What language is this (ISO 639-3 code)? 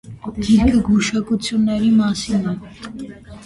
hye